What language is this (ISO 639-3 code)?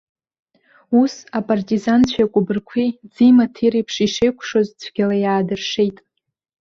abk